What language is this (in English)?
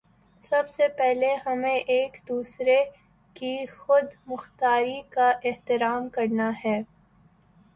Urdu